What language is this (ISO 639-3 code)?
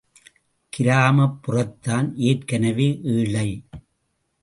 tam